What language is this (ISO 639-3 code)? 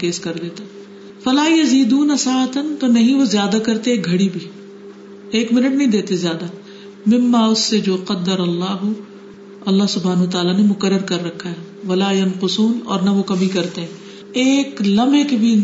urd